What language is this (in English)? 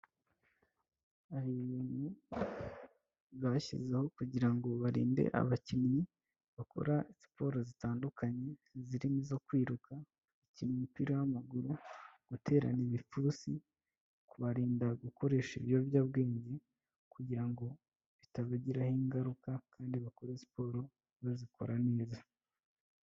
Kinyarwanda